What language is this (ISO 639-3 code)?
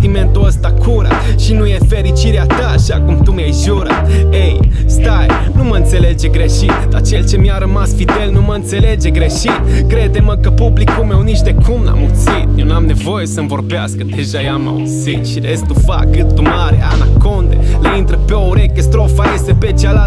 ron